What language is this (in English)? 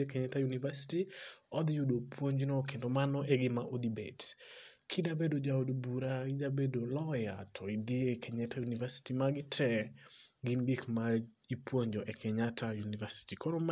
Luo (Kenya and Tanzania)